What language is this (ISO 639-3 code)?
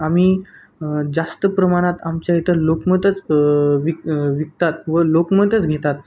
mar